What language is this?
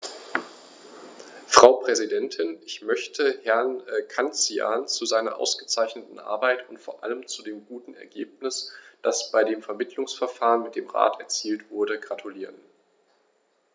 German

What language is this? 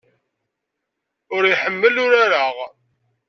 Kabyle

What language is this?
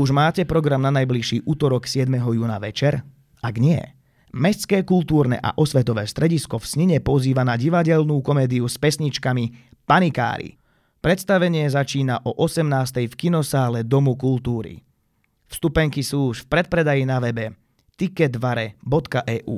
Slovak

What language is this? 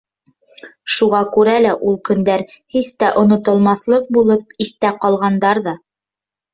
Bashkir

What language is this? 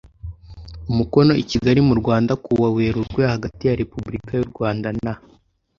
Kinyarwanda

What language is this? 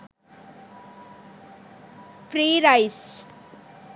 Sinhala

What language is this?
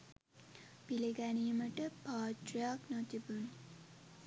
Sinhala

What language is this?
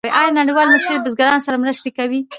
Pashto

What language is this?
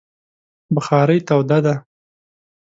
Pashto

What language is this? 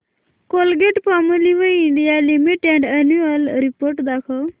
Marathi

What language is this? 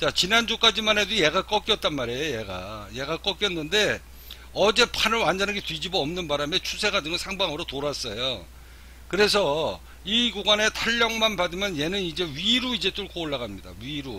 Korean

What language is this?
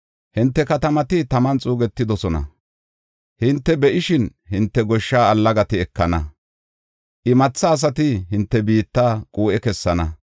Gofa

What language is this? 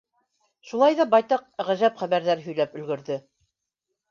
Bashkir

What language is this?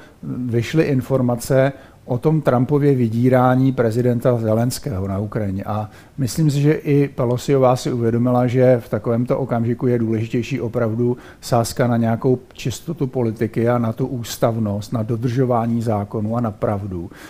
Czech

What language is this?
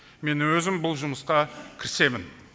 Kazakh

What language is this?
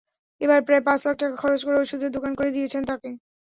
Bangla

